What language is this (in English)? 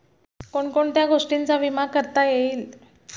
Marathi